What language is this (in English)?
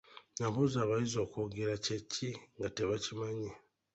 Ganda